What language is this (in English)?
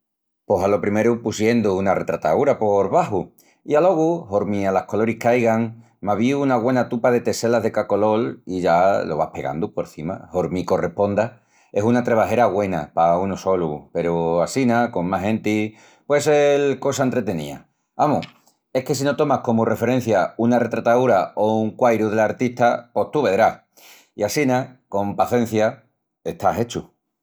Extremaduran